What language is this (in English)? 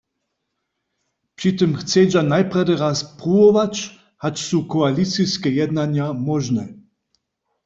Upper Sorbian